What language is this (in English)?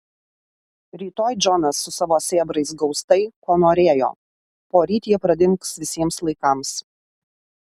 Lithuanian